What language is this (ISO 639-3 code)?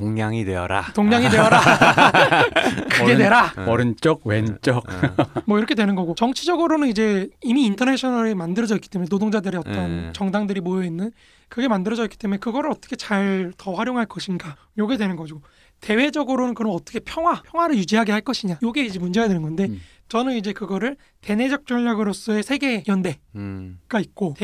kor